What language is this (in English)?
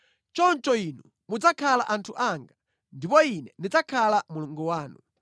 Nyanja